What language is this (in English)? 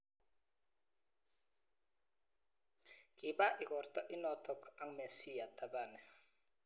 Kalenjin